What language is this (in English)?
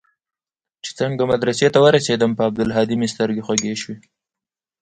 Pashto